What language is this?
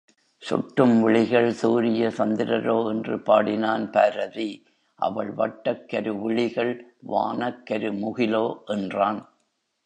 Tamil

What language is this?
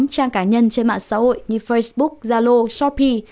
Vietnamese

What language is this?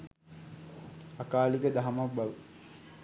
Sinhala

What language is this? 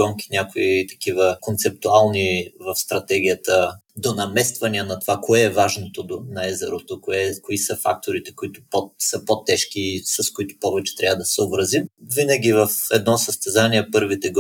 Bulgarian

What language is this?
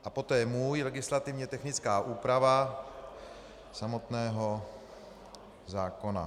Czech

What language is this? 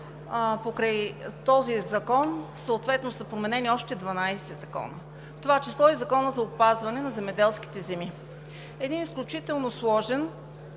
Bulgarian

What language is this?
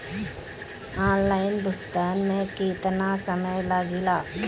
Bhojpuri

